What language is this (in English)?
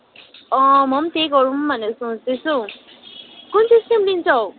Nepali